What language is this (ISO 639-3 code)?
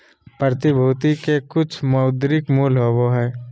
mag